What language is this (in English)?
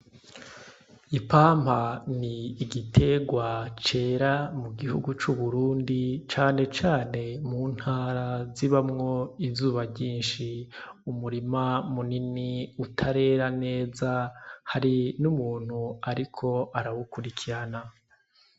Rundi